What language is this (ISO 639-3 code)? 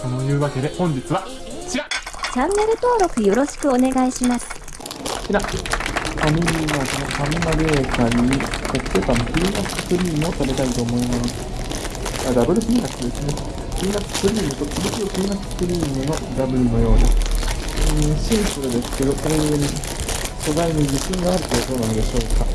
jpn